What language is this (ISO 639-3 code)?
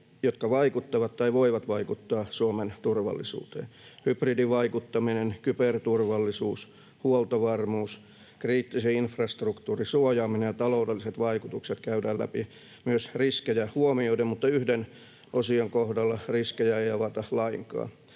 fin